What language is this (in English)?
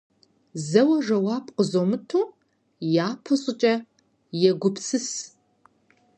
Kabardian